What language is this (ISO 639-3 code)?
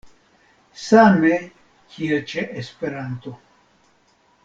epo